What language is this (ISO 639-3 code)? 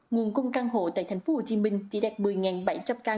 vie